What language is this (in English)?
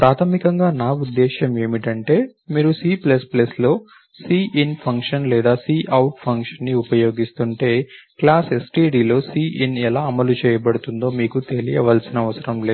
Telugu